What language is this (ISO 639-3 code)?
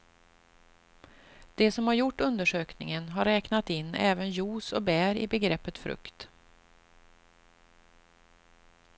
swe